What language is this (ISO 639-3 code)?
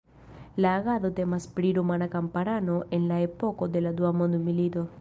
epo